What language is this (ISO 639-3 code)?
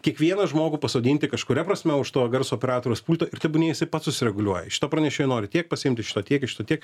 lit